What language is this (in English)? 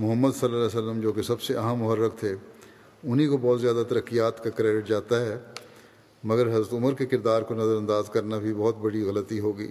Urdu